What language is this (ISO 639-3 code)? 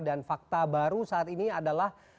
ind